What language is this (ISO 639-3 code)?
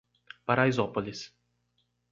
por